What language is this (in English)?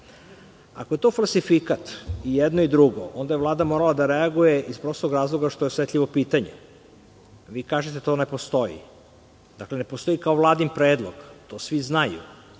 Serbian